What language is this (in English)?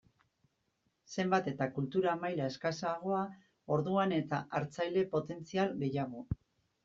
Basque